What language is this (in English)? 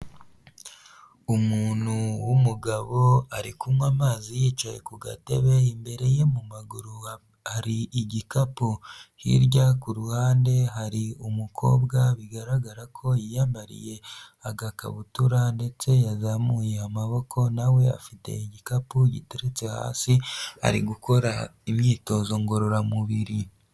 Kinyarwanda